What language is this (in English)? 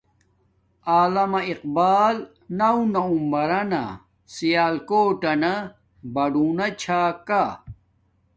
Domaaki